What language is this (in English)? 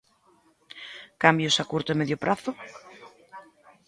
Galician